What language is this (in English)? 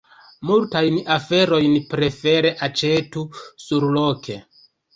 Esperanto